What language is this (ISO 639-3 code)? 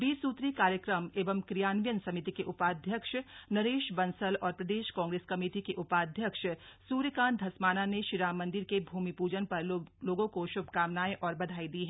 hin